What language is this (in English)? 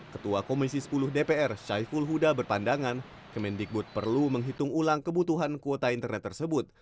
Indonesian